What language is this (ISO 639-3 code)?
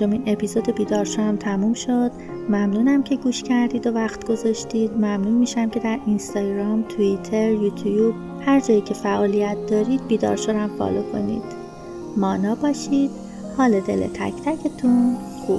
fas